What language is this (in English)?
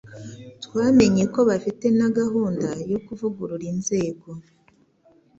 Kinyarwanda